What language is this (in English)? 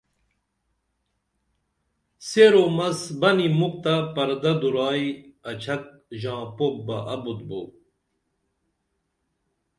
Dameli